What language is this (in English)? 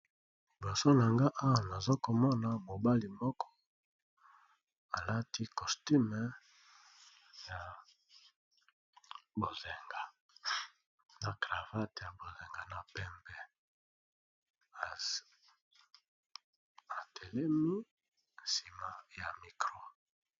Lingala